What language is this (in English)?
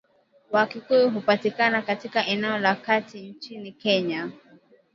Swahili